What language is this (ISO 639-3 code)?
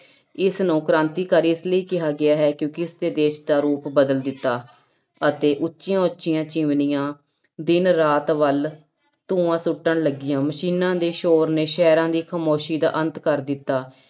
pan